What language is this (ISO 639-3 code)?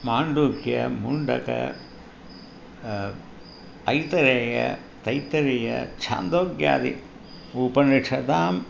san